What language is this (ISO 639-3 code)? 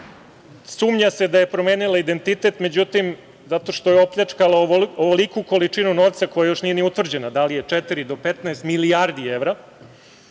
srp